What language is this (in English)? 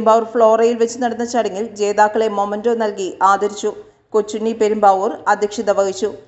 Malayalam